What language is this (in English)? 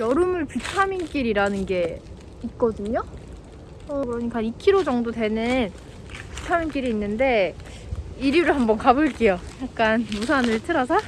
Korean